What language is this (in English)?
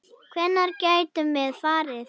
Icelandic